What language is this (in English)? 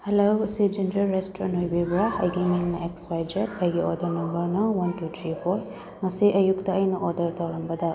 Manipuri